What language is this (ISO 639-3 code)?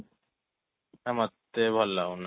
ori